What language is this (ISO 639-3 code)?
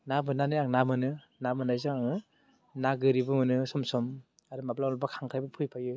brx